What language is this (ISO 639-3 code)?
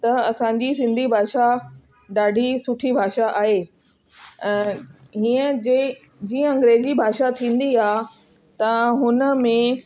snd